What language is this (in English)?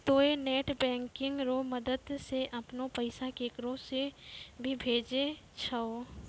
Maithili